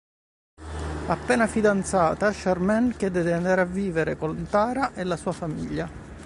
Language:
Italian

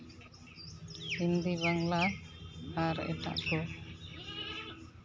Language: Santali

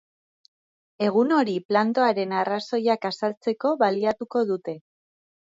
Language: Basque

